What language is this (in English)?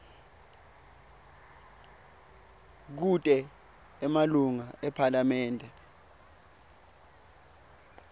Swati